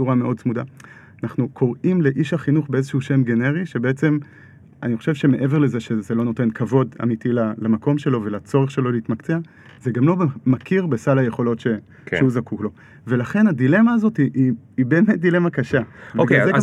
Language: Hebrew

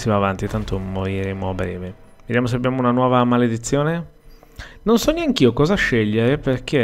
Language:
Italian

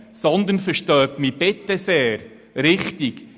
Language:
Swiss German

